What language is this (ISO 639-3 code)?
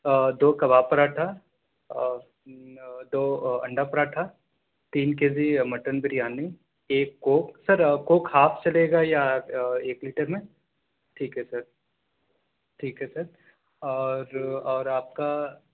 urd